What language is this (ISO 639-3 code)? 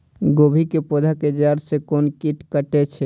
mai